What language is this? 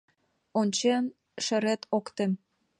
Mari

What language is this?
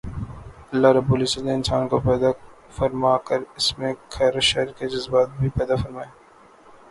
Urdu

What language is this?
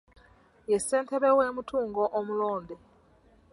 Ganda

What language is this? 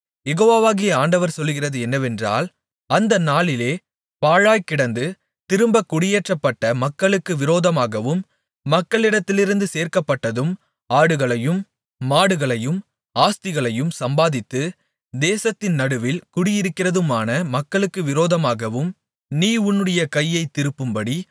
Tamil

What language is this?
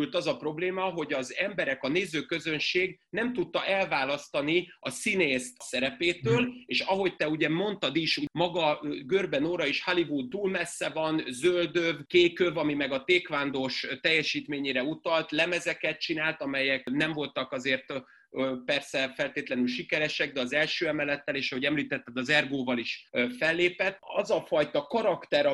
Hungarian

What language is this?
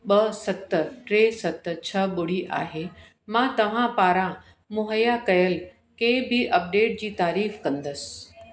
Sindhi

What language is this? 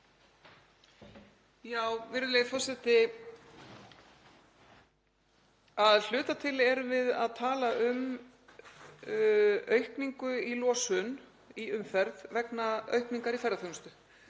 Icelandic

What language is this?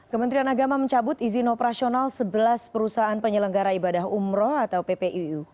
Indonesian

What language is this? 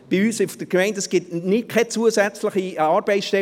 Swiss German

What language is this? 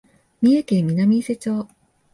Japanese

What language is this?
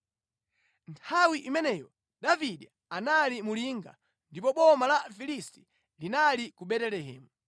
Nyanja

